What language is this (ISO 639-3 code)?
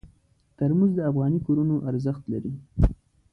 pus